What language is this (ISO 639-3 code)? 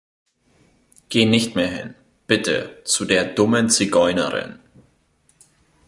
deu